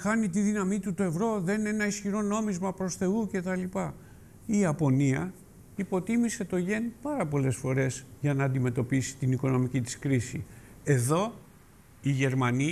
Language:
Greek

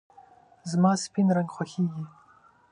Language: Pashto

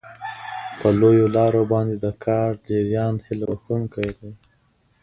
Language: Pashto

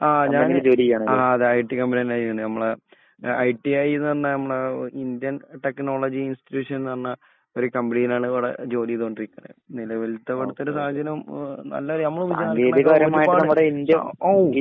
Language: Malayalam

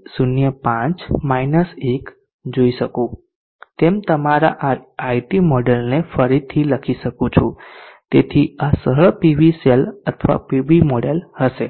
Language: Gujarati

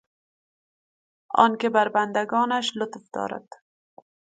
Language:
Persian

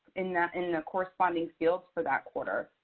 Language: English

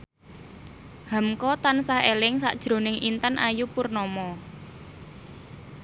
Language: Javanese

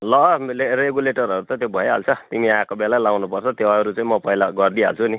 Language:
Nepali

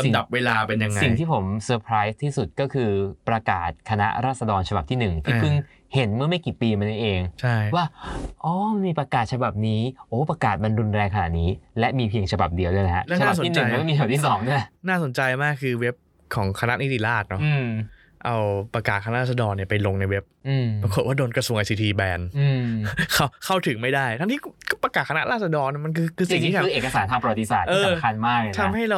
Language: Thai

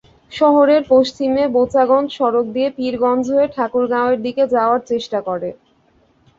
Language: Bangla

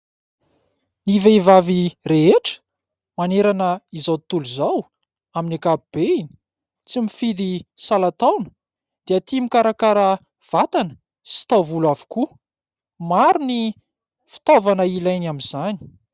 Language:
Malagasy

